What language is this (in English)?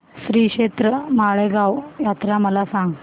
Marathi